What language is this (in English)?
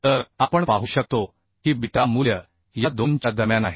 Marathi